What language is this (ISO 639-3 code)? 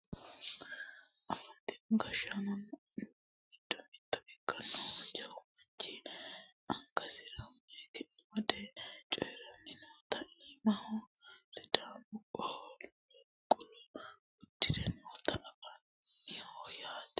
sid